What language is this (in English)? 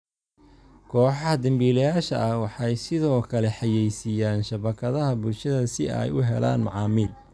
Somali